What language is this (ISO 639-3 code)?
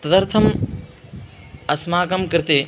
san